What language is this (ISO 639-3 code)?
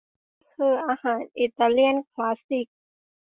tha